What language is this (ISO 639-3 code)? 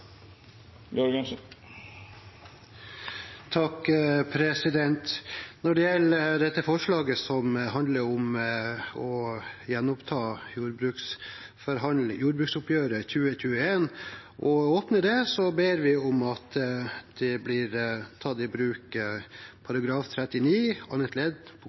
nor